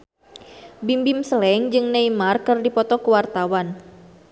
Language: Sundanese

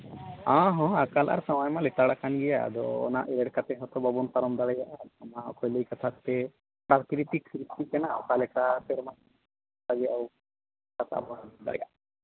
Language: Santali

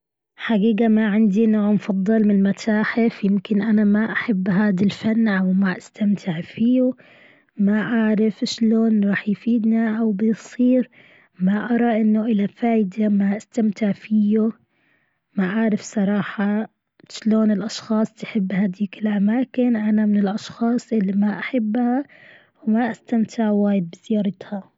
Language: Gulf Arabic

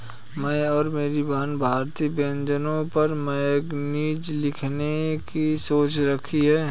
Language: Hindi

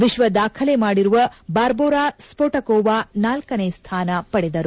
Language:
Kannada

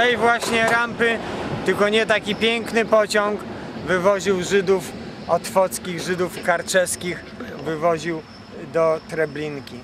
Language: Polish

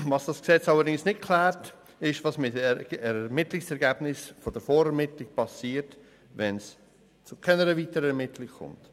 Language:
Swiss German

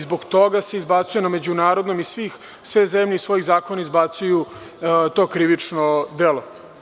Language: Serbian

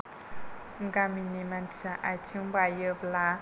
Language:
Bodo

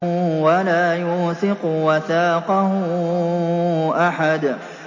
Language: Arabic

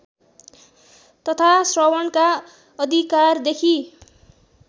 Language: Nepali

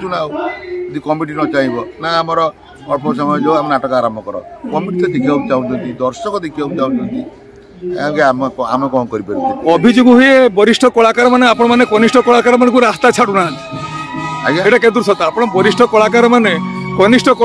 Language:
Indonesian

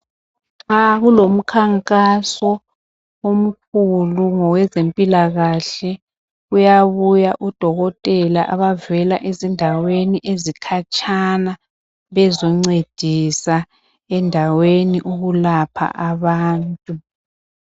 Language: North Ndebele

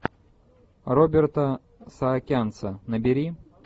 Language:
Russian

